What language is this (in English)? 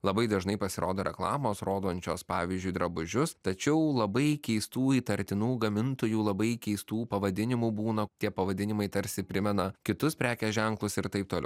Lithuanian